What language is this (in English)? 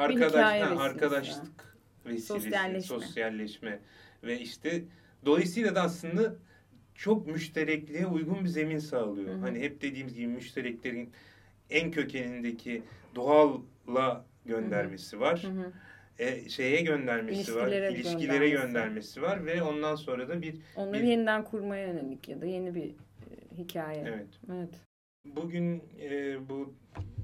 Turkish